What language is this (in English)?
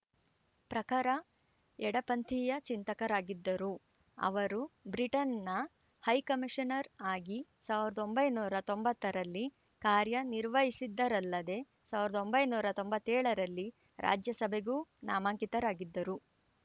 Kannada